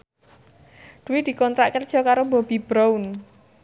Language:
Javanese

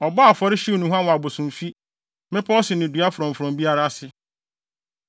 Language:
Akan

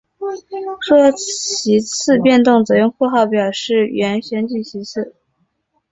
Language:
Chinese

